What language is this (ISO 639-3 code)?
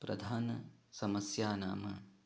san